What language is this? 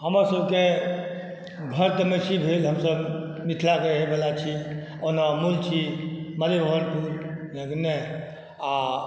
Maithili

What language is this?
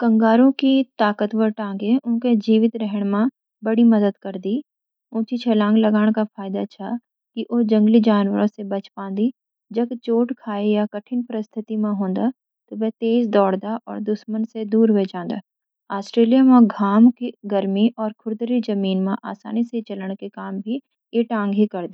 Garhwali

